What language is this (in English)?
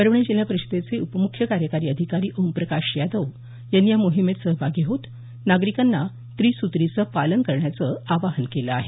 Marathi